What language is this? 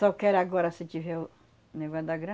Portuguese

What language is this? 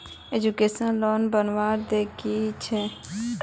Magahi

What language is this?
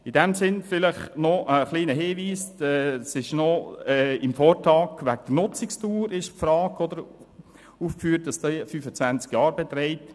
Swiss German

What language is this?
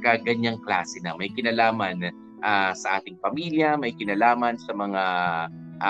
Filipino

